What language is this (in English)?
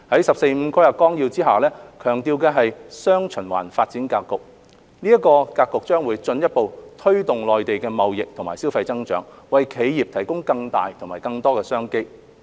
Cantonese